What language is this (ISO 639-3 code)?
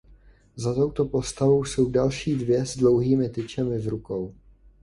ces